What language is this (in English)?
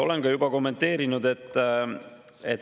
Estonian